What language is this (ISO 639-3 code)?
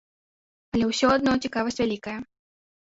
bel